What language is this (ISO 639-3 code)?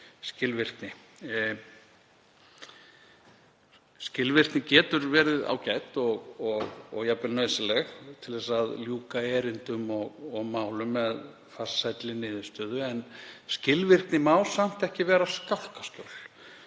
isl